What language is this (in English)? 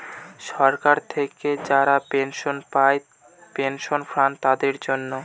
Bangla